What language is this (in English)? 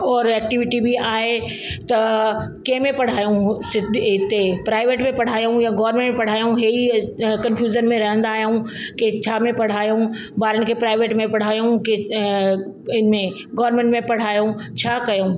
Sindhi